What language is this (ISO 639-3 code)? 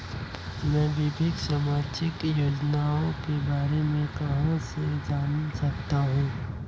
hin